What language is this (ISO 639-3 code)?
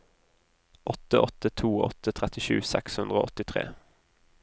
nor